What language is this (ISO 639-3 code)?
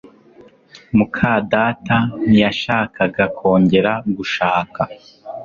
kin